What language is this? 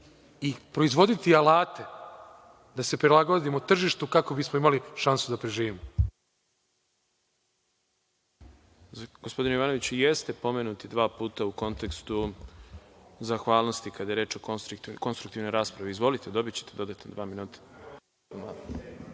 Serbian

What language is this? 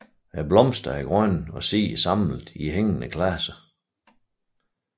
Danish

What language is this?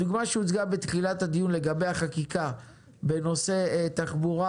Hebrew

